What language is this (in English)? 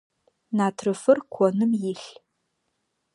Adyghe